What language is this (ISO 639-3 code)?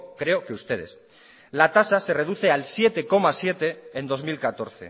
spa